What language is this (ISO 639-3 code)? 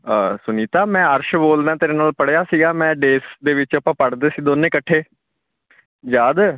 pan